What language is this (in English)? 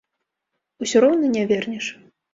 Belarusian